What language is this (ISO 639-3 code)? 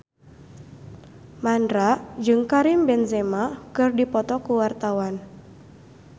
sun